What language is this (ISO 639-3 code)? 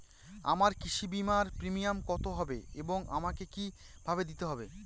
ben